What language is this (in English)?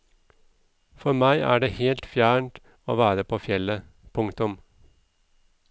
Norwegian